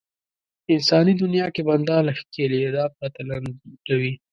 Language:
Pashto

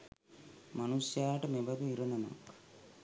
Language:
Sinhala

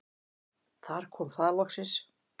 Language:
Icelandic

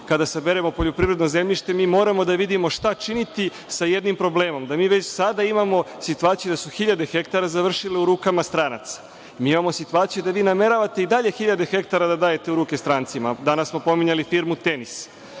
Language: Serbian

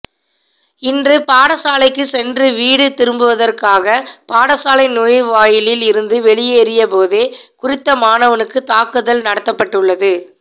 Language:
Tamil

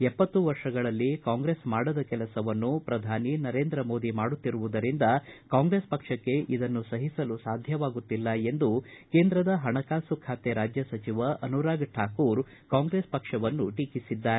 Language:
Kannada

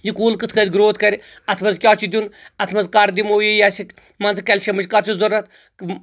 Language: Kashmiri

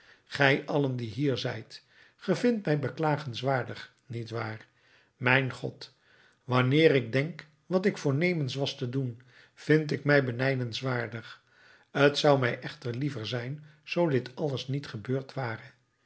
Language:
Dutch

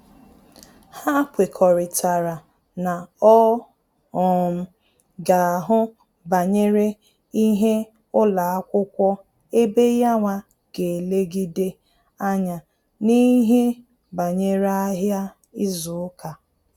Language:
Igbo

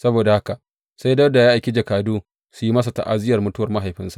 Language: Hausa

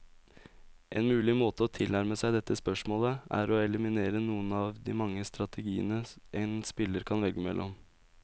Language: Norwegian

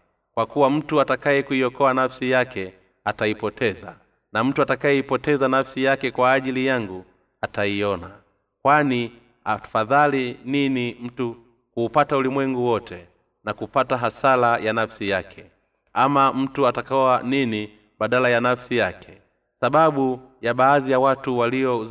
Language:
Swahili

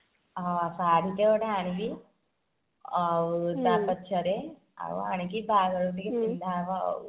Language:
Odia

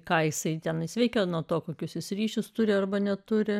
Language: Lithuanian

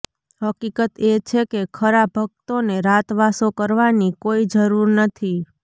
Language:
Gujarati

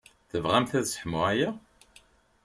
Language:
Kabyle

